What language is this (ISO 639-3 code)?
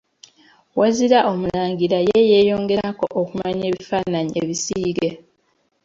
lug